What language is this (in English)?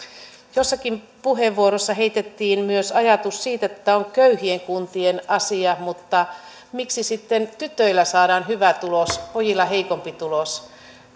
Finnish